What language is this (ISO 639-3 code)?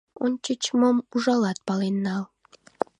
chm